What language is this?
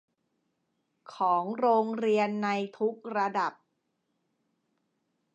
Thai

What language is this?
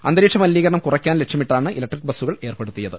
Malayalam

